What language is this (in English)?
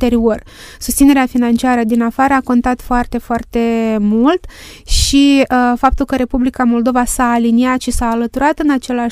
Romanian